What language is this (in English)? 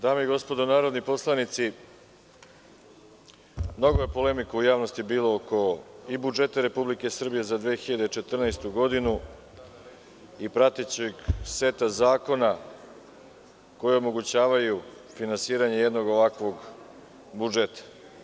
Serbian